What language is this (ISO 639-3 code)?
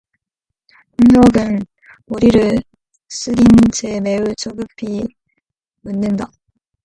kor